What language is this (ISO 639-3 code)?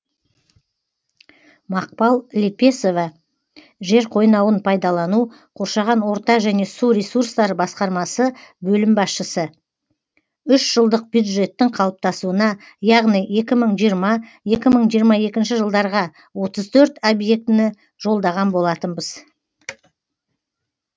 kaz